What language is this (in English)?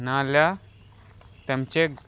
Konkani